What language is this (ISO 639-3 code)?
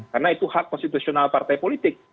ind